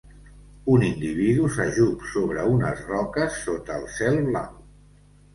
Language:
Catalan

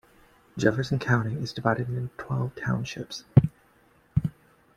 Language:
English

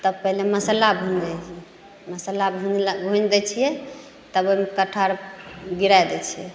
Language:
Maithili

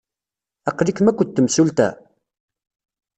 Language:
Kabyle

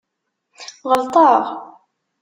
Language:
Kabyle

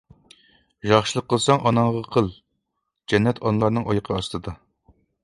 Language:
Uyghur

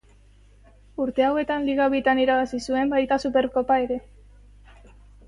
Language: Basque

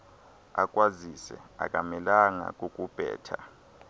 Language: Xhosa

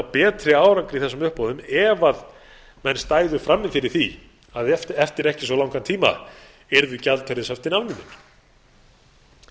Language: Icelandic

